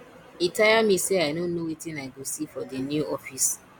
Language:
Nigerian Pidgin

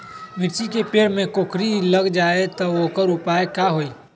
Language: Magahi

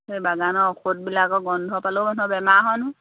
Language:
Assamese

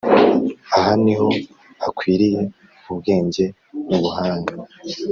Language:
Kinyarwanda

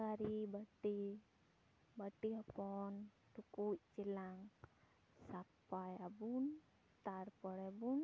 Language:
Santali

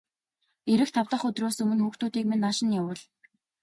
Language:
Mongolian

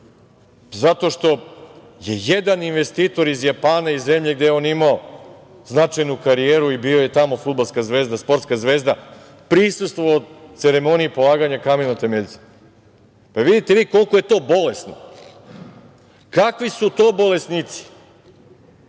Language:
Serbian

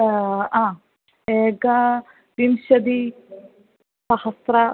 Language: Sanskrit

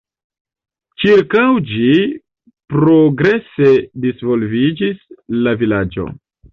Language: Esperanto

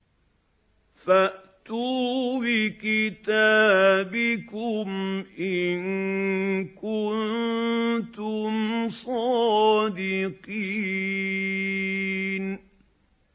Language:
Arabic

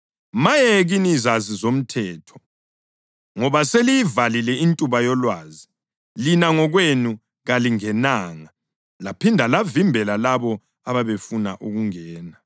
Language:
North Ndebele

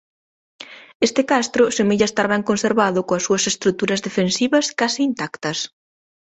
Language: Galician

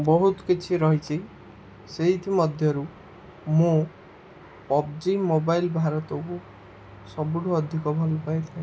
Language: Odia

